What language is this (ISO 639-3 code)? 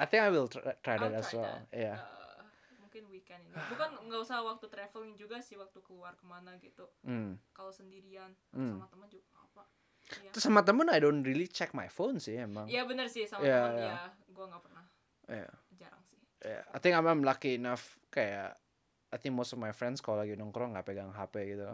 ind